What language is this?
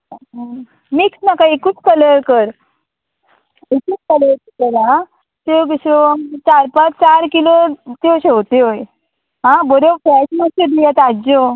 Konkani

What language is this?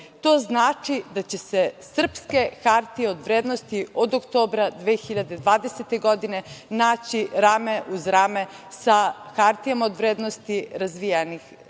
Serbian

